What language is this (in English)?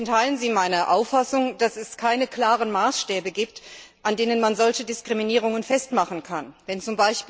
German